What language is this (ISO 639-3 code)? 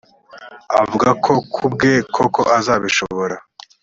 kin